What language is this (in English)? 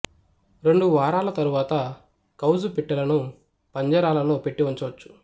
Telugu